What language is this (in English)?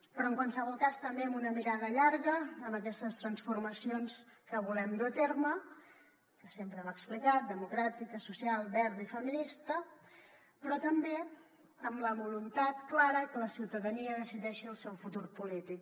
Catalan